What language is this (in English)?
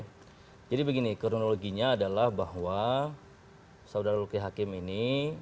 Indonesian